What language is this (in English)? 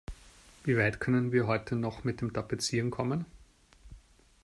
German